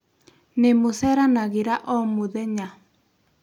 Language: Kikuyu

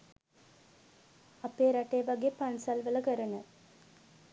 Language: Sinhala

